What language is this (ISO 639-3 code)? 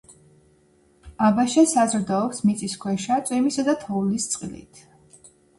kat